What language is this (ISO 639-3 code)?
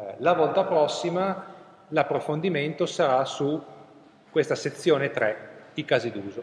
ita